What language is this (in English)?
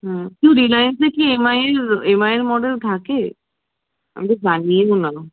Bangla